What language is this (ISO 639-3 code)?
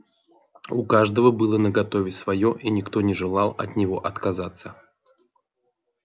rus